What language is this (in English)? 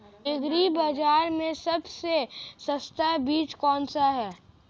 Hindi